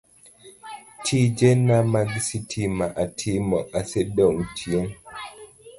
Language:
Luo (Kenya and Tanzania)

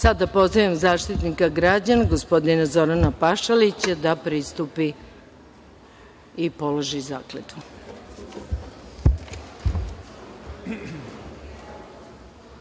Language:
Serbian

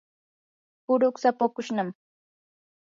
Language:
Yanahuanca Pasco Quechua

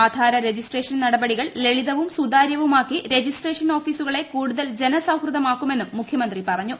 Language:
Malayalam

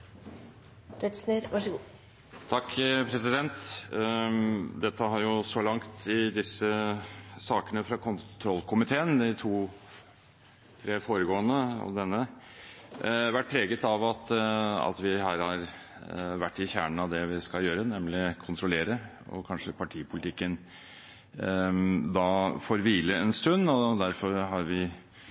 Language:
Norwegian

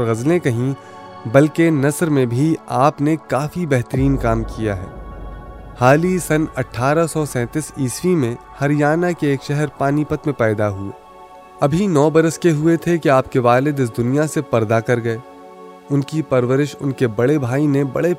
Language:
Urdu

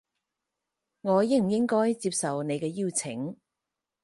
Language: Cantonese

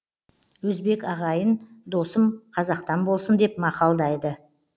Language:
Kazakh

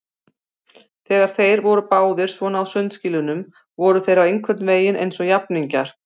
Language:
Icelandic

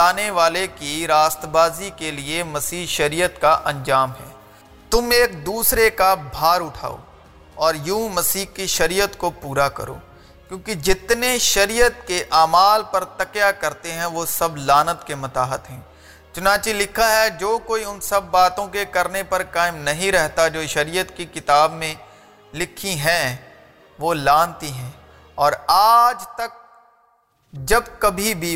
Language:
Urdu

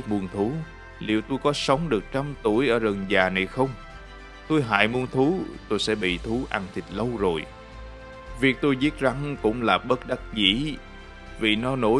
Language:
Vietnamese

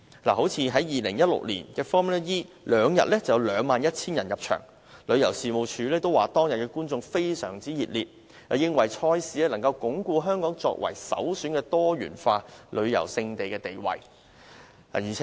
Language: Cantonese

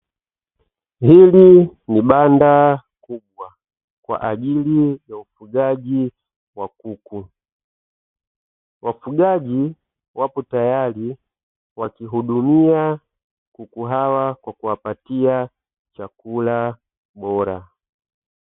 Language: Swahili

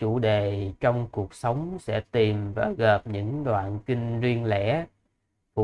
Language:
Vietnamese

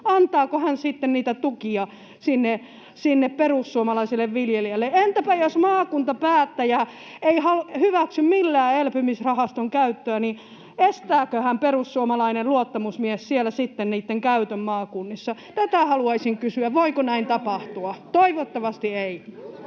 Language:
Finnish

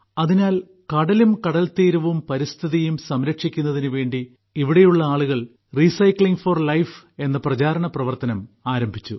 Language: Malayalam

